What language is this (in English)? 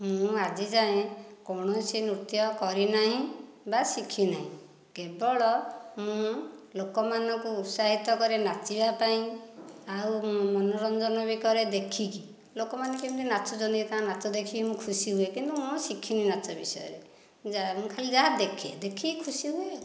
Odia